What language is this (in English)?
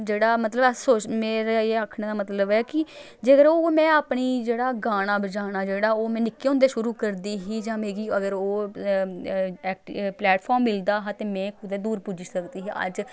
Dogri